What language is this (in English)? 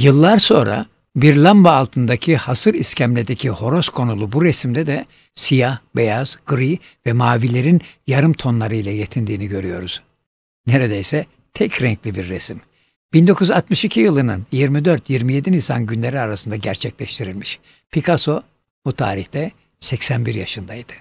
Turkish